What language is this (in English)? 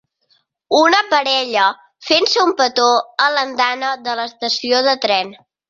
Catalan